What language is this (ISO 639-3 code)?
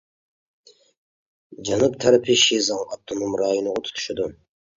uig